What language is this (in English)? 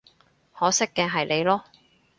Cantonese